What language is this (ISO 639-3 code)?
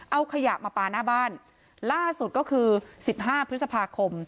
tha